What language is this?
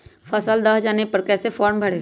Magahi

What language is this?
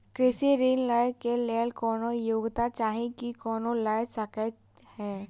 Maithili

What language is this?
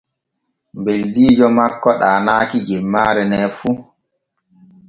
Borgu Fulfulde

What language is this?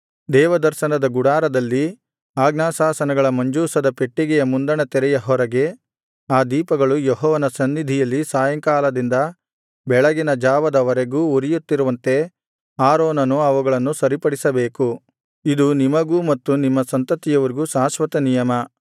Kannada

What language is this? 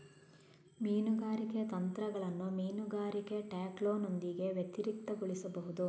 Kannada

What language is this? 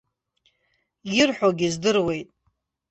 Abkhazian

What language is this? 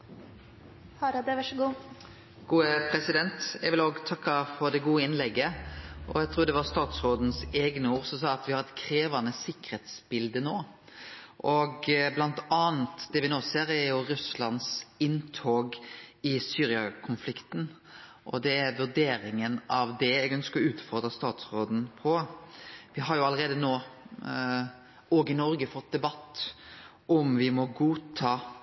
Norwegian Nynorsk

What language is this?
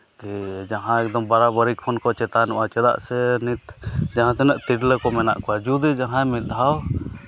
Santali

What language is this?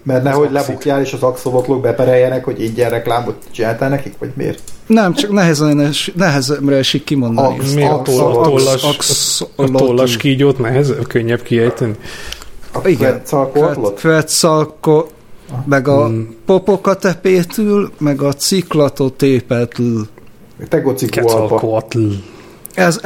Hungarian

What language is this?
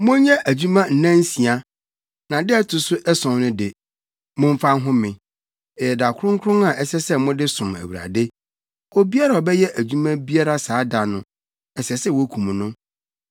Akan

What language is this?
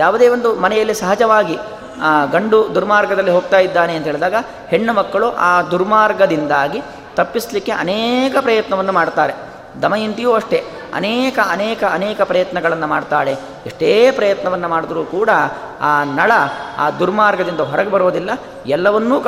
Kannada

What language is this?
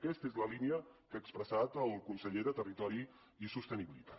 Catalan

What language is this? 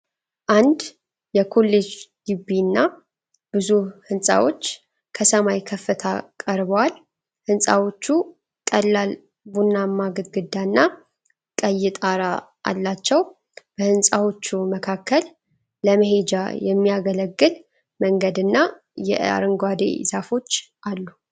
Amharic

